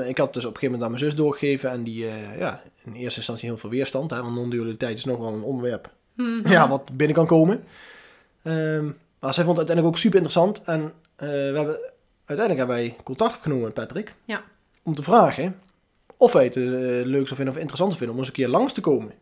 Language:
Dutch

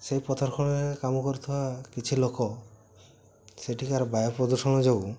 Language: Odia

